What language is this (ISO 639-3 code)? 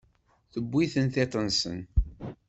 kab